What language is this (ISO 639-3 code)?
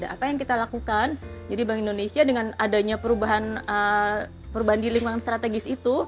ind